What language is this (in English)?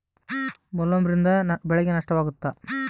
Kannada